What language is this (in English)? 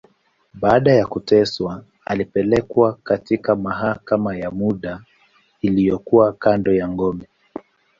Swahili